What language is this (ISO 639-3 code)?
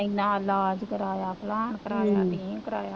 pan